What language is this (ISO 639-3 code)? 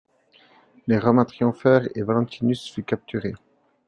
fra